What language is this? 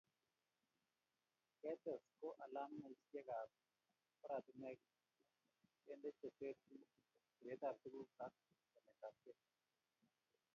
Kalenjin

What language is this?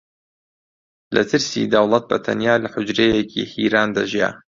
Central Kurdish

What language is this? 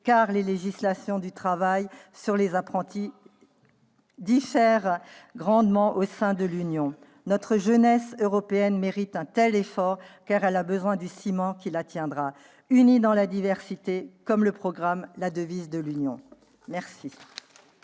French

